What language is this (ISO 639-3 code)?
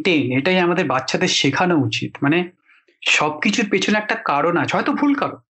ben